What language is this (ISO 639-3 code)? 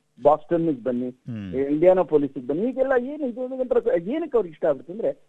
kan